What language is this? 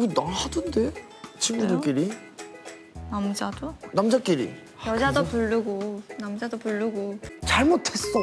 Korean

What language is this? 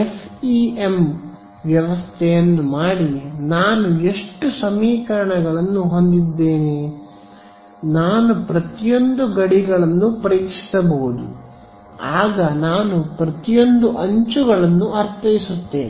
Kannada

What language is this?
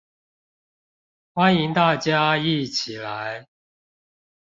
Chinese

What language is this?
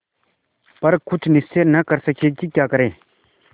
Hindi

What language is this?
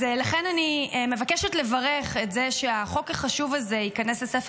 Hebrew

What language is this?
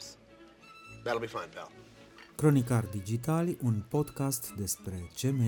Romanian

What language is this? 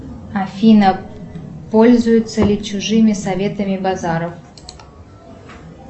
Russian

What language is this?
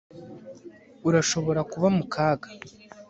Kinyarwanda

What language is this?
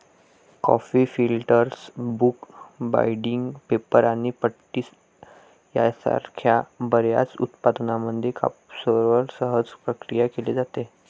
Marathi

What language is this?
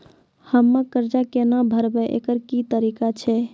Maithili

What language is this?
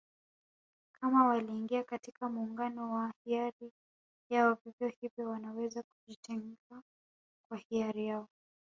Swahili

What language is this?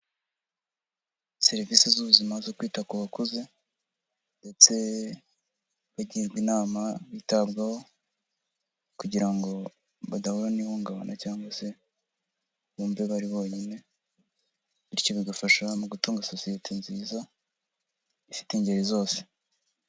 Kinyarwanda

